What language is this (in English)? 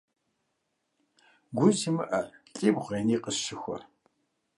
Kabardian